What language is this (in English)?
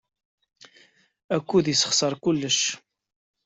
Kabyle